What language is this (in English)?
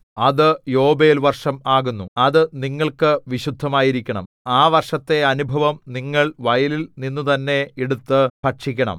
Malayalam